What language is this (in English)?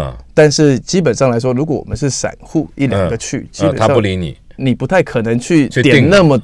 Chinese